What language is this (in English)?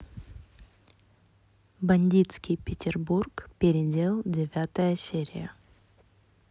Russian